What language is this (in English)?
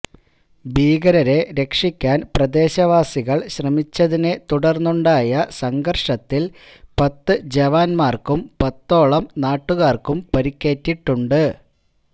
Malayalam